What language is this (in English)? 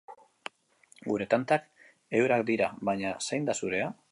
Basque